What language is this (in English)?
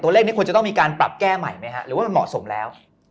Thai